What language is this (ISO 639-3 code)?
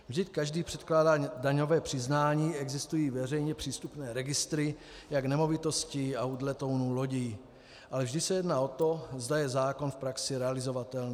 ces